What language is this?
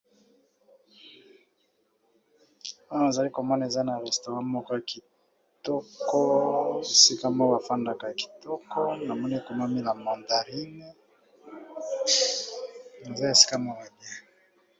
Lingala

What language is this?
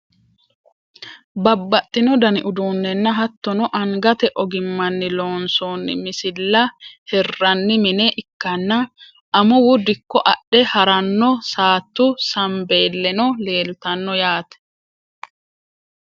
Sidamo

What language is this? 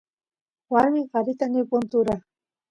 Santiago del Estero Quichua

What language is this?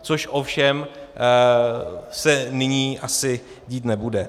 Czech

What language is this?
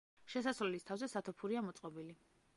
Georgian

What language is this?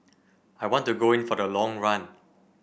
English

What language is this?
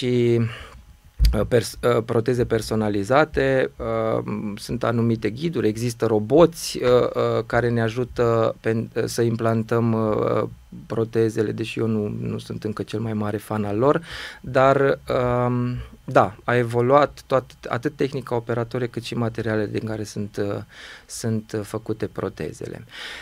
Romanian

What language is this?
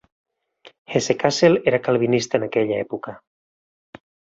Catalan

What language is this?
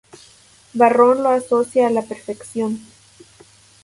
Spanish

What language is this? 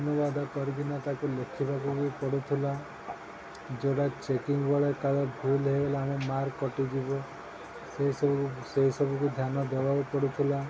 Odia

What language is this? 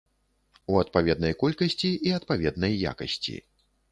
Belarusian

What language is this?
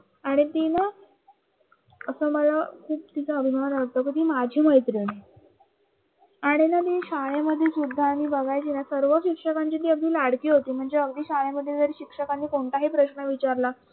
Marathi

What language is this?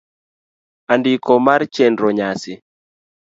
Luo (Kenya and Tanzania)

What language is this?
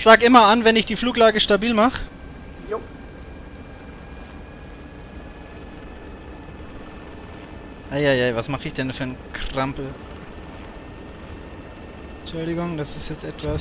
German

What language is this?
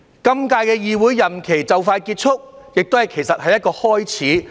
Cantonese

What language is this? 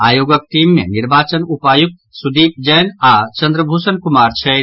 Maithili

